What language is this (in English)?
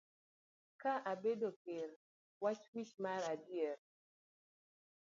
Luo (Kenya and Tanzania)